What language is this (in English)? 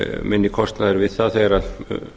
Icelandic